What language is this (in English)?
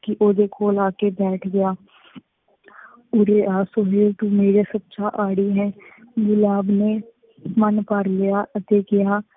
Punjabi